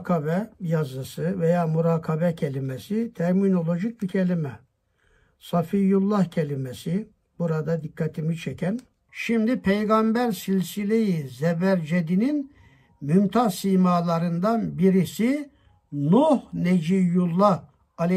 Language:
Turkish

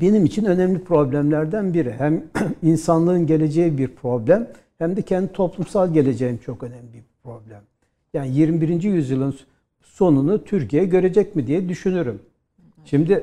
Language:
Turkish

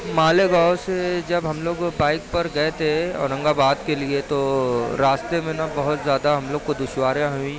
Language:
Urdu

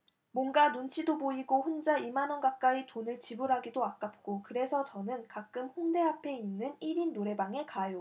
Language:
Korean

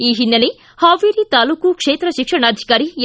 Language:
Kannada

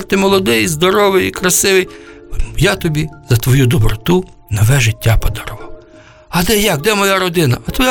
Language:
Ukrainian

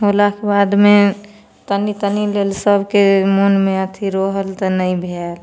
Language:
Maithili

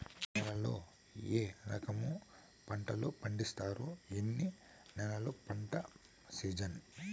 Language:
Telugu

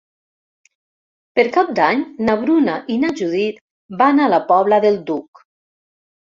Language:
Catalan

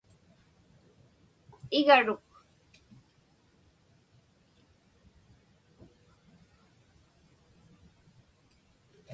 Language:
Inupiaq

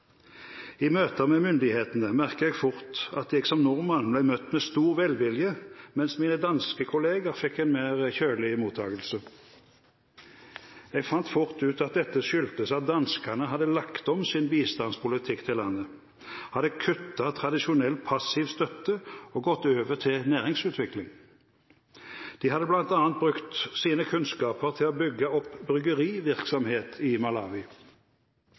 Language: Norwegian Bokmål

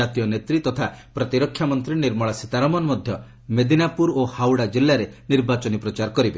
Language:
Odia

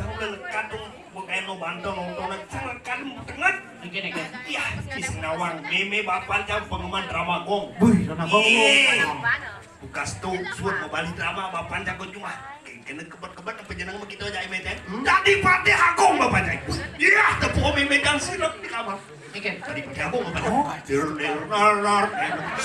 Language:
Indonesian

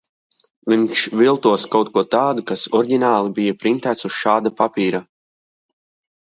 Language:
Latvian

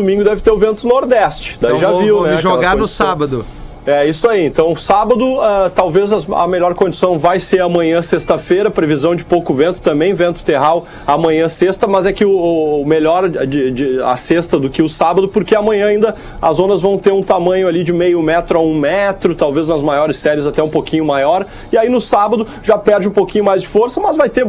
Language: Portuguese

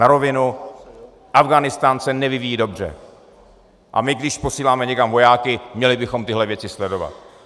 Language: Czech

